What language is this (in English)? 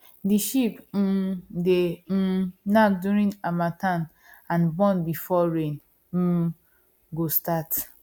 Nigerian Pidgin